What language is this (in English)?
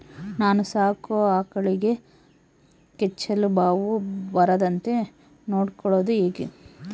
Kannada